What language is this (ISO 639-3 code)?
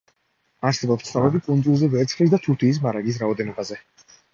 kat